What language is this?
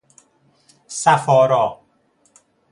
Persian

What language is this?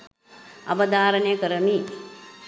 Sinhala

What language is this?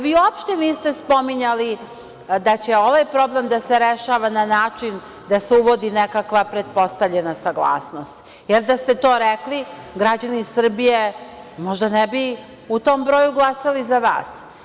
Serbian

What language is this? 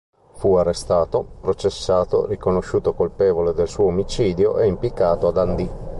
Italian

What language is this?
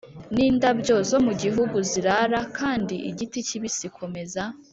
Kinyarwanda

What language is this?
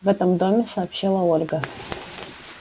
Russian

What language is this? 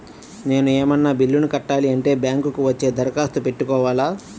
Telugu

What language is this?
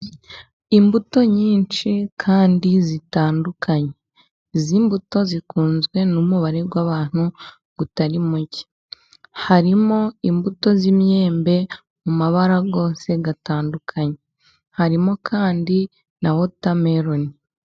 Kinyarwanda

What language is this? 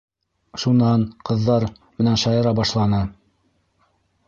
Bashkir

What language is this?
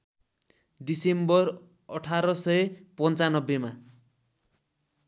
Nepali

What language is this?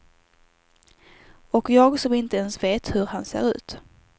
Swedish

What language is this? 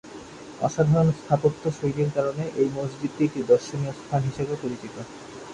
Bangla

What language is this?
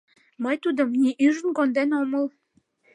Mari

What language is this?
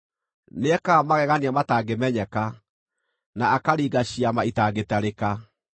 Kikuyu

